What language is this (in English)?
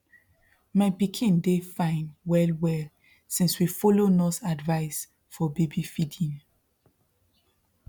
Nigerian Pidgin